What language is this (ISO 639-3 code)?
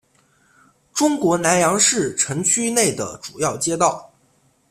zho